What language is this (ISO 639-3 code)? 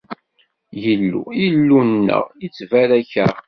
kab